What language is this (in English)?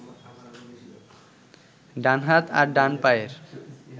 Bangla